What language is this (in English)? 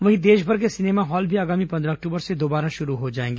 Hindi